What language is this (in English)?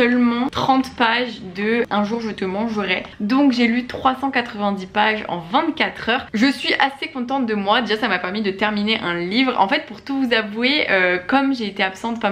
French